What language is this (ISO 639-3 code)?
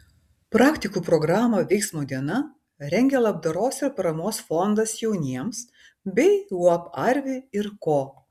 lit